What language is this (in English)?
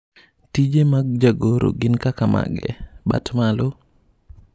Luo (Kenya and Tanzania)